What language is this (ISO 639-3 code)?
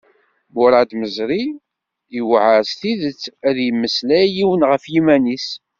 kab